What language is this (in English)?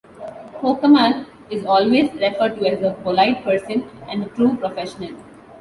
English